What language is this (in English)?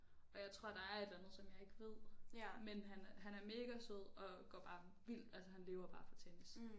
Danish